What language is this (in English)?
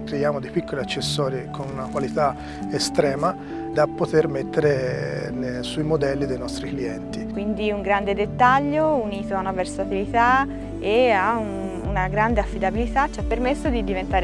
Italian